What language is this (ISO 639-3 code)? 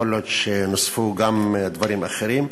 heb